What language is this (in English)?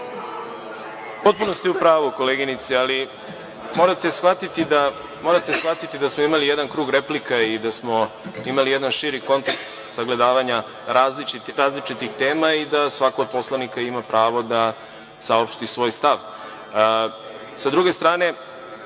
Serbian